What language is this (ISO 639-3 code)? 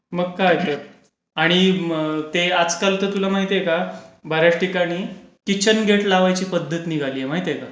mar